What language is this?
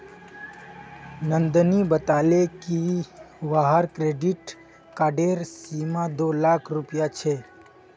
Magahi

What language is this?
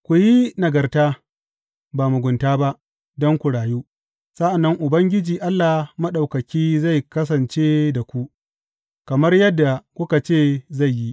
Hausa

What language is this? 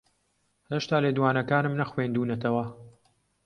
Central Kurdish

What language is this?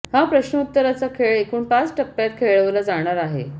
Marathi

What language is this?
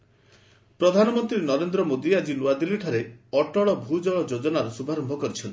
Odia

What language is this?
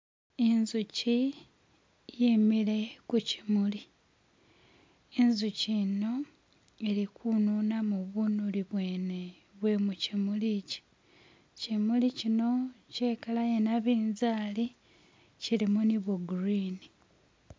Masaaba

